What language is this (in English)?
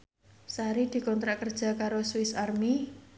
Javanese